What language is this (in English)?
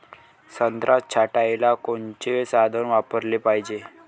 Marathi